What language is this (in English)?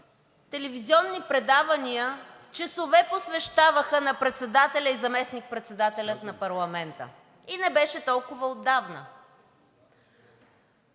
Bulgarian